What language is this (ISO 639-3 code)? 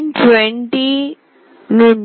tel